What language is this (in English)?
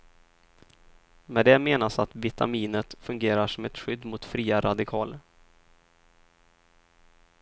Swedish